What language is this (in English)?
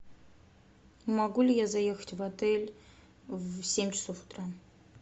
Russian